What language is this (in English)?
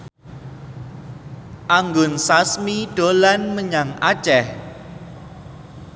Javanese